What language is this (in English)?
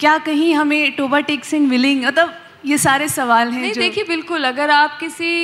Hindi